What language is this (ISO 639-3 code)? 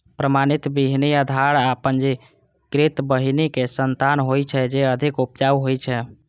mai